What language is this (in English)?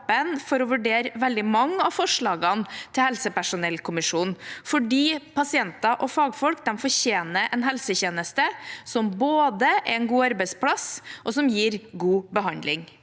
Norwegian